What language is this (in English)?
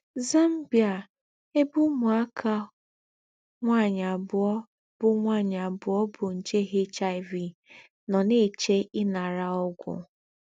Igbo